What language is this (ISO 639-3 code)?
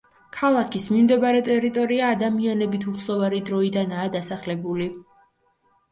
kat